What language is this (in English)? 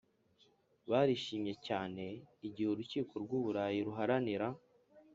Kinyarwanda